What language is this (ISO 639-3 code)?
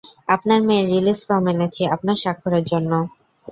ben